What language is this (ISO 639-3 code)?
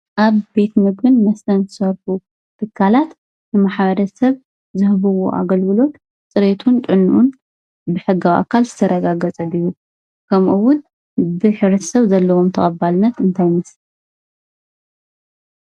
tir